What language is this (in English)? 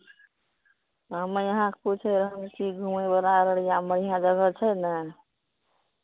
Maithili